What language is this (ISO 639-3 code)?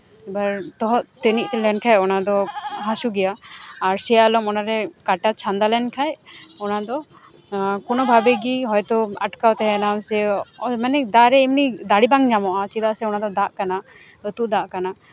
sat